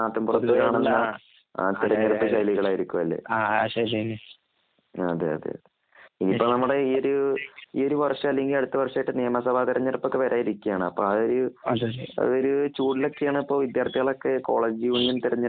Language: Malayalam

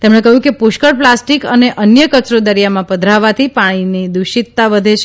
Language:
Gujarati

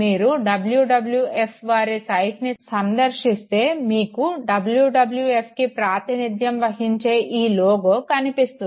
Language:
Telugu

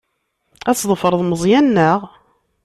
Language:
Kabyle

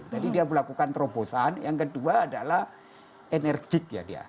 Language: Indonesian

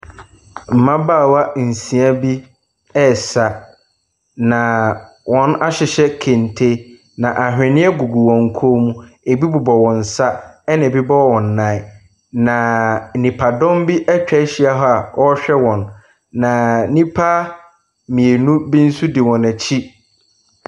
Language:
Akan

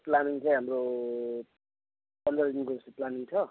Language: Nepali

